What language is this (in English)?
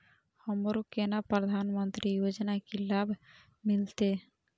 Maithili